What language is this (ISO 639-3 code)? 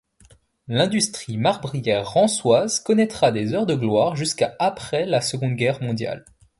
fra